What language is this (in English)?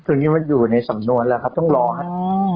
Thai